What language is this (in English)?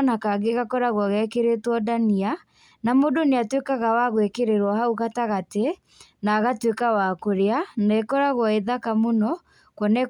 Kikuyu